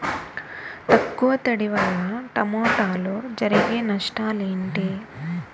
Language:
Telugu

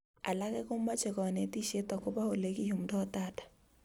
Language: Kalenjin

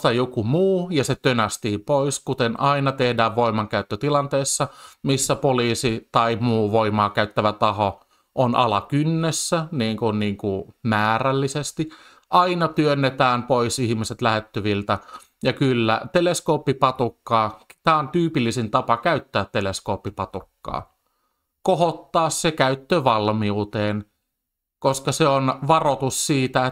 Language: Finnish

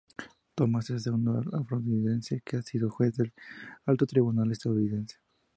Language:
Spanish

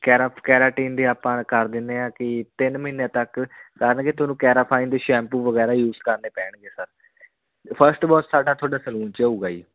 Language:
Punjabi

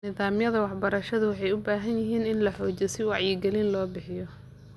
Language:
Somali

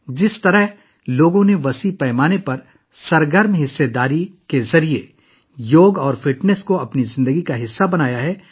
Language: Urdu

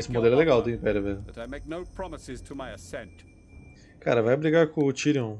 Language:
Portuguese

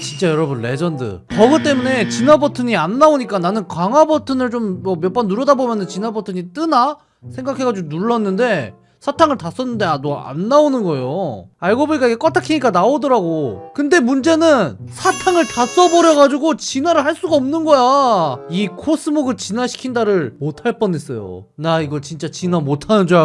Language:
Korean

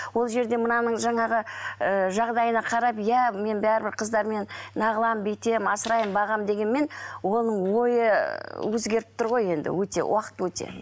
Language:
Kazakh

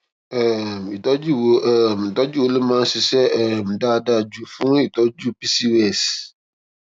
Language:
Yoruba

